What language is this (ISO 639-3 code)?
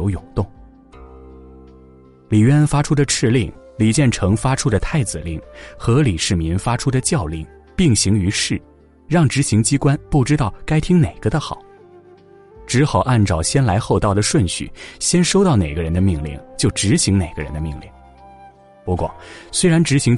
zho